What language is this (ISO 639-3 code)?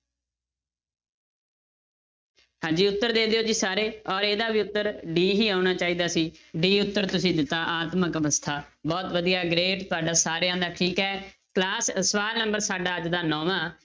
pan